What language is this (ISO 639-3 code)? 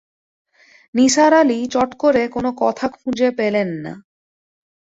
ben